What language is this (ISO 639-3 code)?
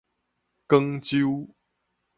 nan